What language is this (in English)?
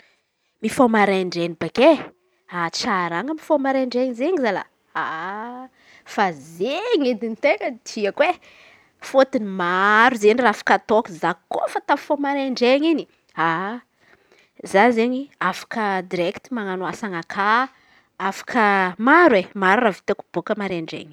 Antankarana Malagasy